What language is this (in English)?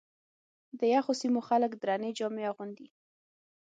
Pashto